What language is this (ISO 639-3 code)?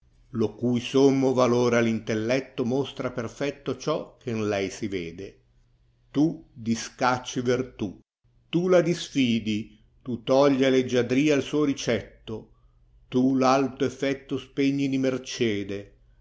ita